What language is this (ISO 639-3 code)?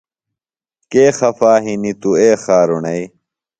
phl